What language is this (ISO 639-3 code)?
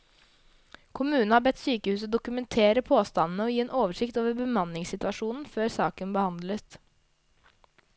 nor